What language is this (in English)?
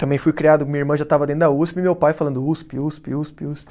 Portuguese